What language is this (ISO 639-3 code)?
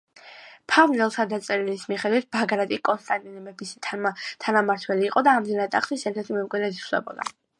kat